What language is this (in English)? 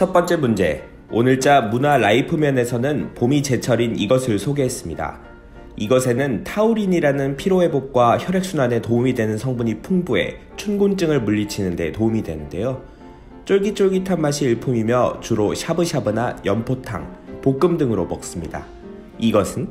Korean